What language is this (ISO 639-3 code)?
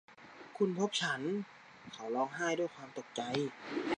tha